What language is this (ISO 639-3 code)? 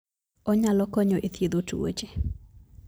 luo